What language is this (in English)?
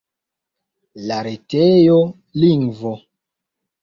Esperanto